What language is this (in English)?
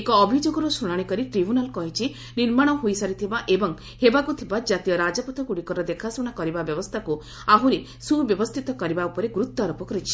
Odia